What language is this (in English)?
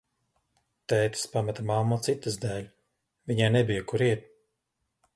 Latvian